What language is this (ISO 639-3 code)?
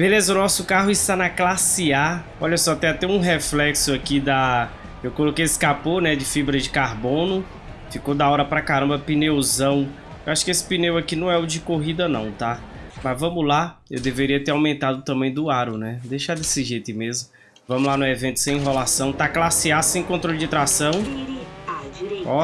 por